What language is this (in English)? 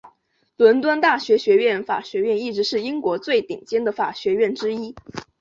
Chinese